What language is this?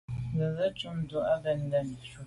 Medumba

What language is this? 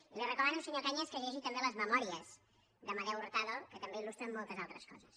Catalan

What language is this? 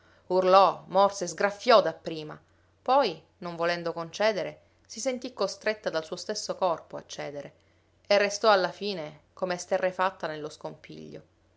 Italian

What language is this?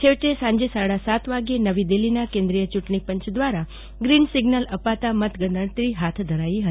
Gujarati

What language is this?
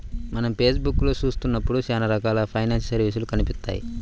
Telugu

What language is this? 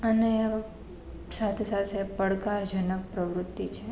Gujarati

